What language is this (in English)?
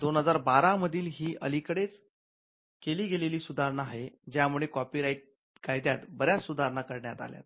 Marathi